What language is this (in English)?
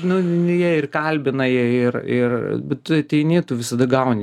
Lithuanian